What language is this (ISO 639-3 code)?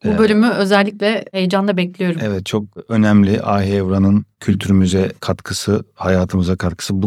tur